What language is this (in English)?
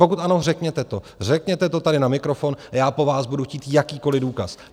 Czech